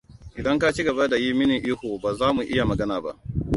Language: Hausa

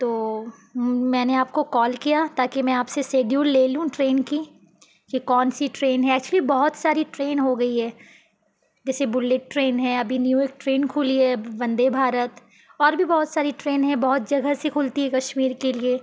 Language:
Urdu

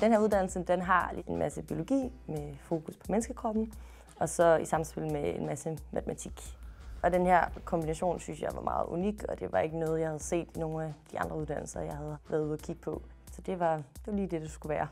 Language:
Danish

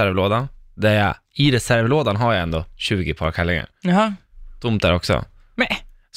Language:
Swedish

